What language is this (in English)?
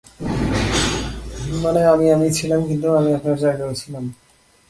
Bangla